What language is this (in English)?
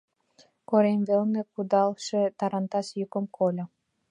Mari